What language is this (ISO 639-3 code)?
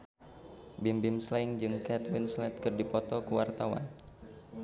sun